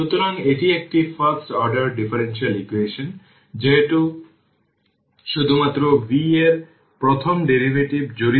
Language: Bangla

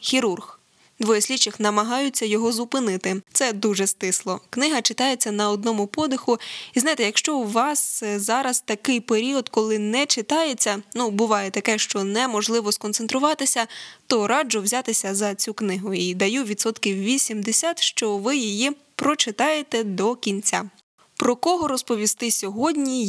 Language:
Ukrainian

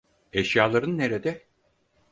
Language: Turkish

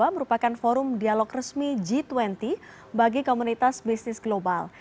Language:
Indonesian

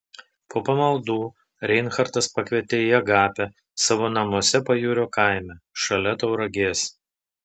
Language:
Lithuanian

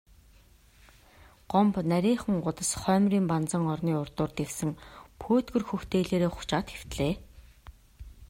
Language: Mongolian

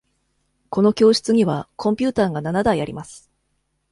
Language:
Japanese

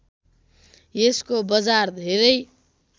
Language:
Nepali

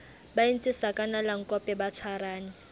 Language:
Southern Sotho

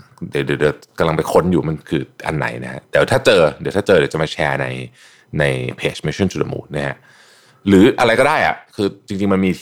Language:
Thai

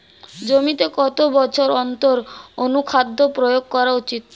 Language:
Bangla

